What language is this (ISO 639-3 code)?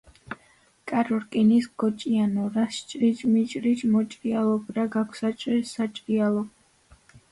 kat